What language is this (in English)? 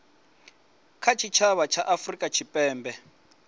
Venda